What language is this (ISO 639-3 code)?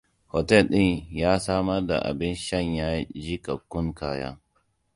hau